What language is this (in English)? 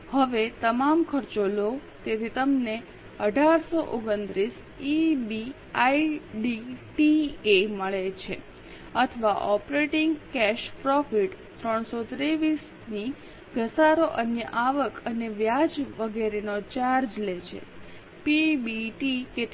Gujarati